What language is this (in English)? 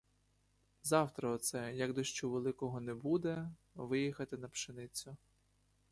Ukrainian